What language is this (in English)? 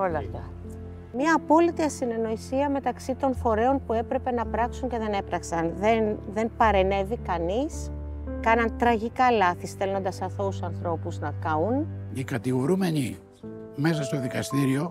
Greek